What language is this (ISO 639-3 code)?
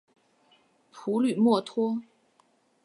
zho